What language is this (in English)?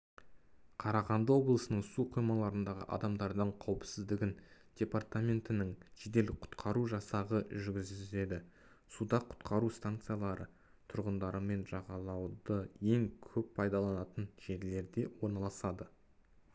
Kazakh